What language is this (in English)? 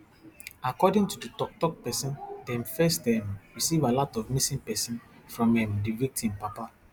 Nigerian Pidgin